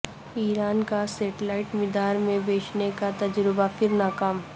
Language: Urdu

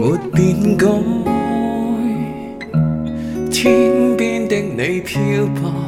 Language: Chinese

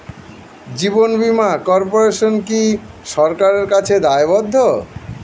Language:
Bangla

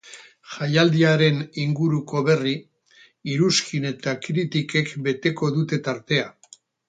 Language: Basque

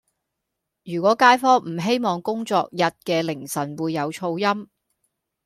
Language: Cantonese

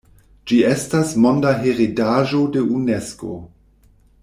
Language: Esperanto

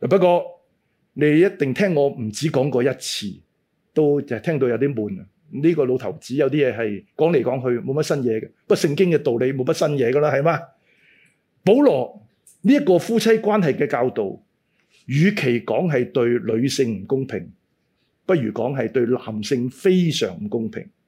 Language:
Chinese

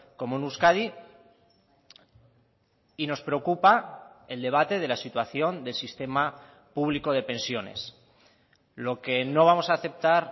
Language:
Spanish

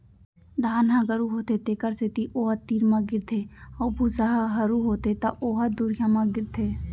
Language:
Chhattisgarhi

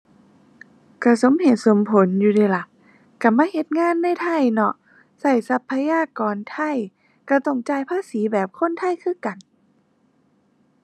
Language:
Thai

